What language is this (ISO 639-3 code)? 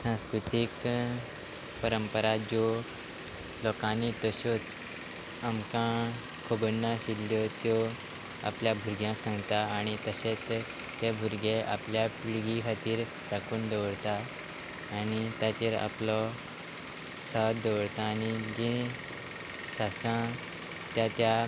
kok